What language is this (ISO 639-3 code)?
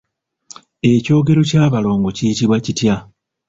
lug